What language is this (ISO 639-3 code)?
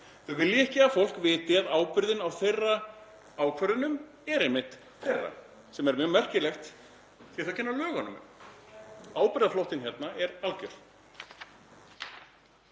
isl